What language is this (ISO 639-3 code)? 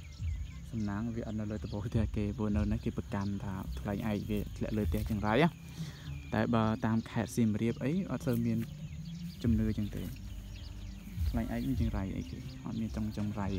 tha